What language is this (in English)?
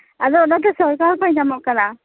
Santali